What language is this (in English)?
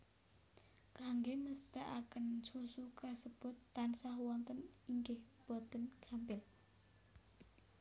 Javanese